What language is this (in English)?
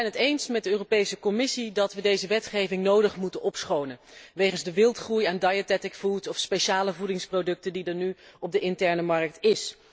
Dutch